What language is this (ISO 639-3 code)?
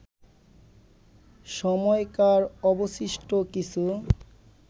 ben